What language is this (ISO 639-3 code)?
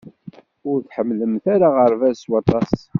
kab